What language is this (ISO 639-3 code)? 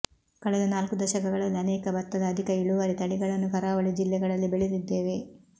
kan